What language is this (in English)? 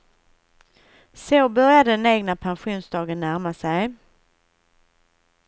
Swedish